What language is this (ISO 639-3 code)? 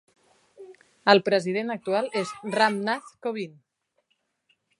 cat